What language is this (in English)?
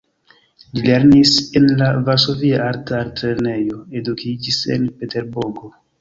Esperanto